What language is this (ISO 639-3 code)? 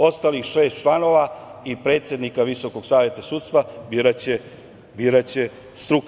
srp